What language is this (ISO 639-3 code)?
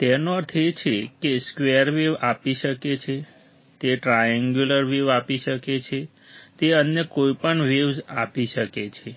guj